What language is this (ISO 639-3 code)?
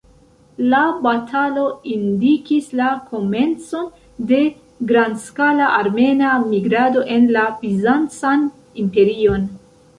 epo